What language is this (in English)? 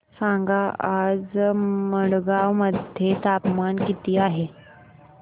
Marathi